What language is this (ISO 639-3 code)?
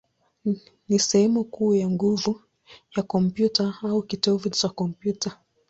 swa